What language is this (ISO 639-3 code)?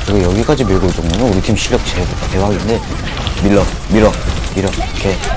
kor